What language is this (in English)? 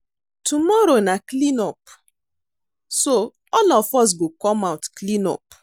Nigerian Pidgin